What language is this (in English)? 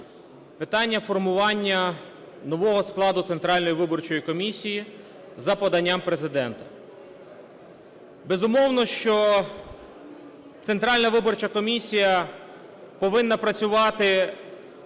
Ukrainian